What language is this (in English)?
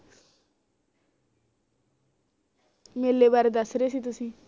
Punjabi